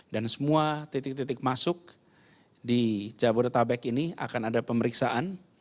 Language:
Indonesian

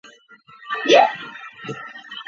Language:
Chinese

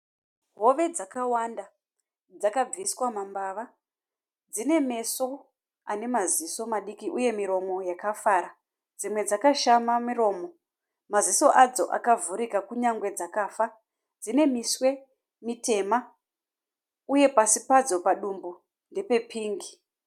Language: Shona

